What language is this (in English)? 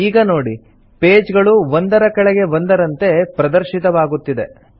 Kannada